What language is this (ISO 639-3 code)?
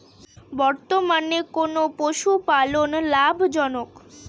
ben